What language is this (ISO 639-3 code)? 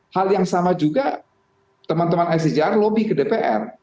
ind